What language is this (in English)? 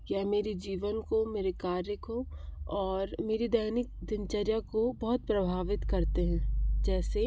Hindi